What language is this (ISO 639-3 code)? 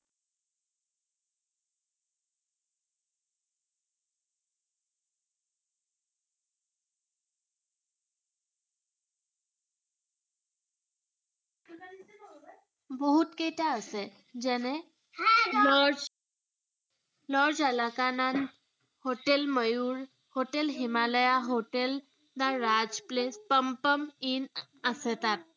asm